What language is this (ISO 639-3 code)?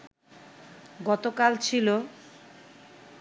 ben